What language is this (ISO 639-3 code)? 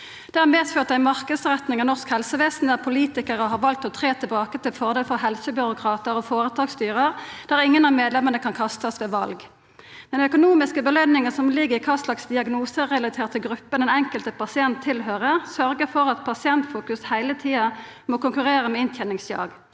nor